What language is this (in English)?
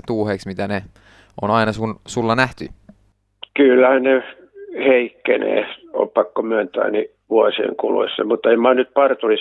Finnish